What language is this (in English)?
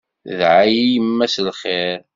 Kabyle